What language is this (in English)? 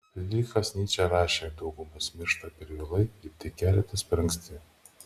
Lithuanian